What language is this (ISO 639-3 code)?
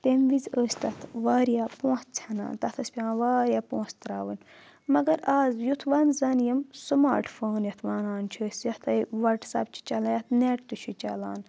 kas